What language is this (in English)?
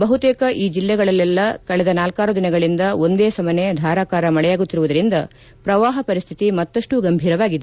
Kannada